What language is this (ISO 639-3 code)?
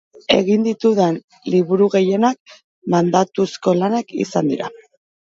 eus